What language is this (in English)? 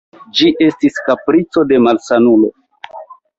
Esperanto